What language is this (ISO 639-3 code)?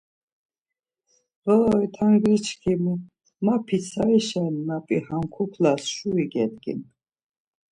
lzz